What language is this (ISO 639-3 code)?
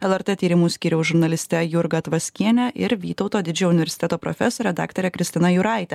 lit